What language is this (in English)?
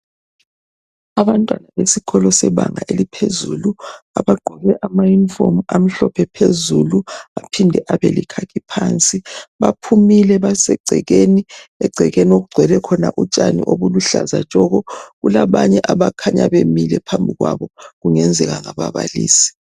North Ndebele